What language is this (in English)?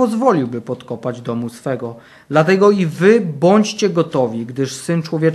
Polish